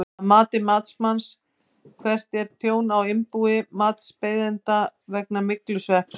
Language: Icelandic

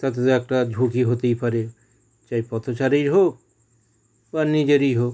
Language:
Bangla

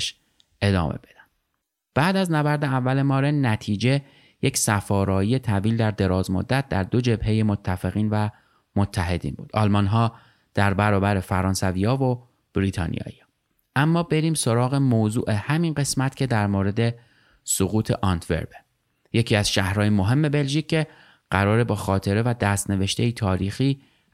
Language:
Persian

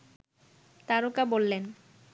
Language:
Bangla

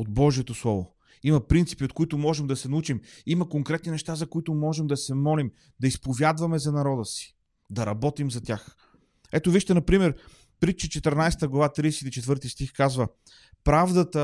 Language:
Bulgarian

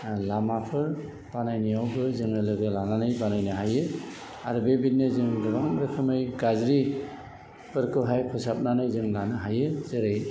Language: Bodo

